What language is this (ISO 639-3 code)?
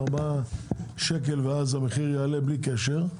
heb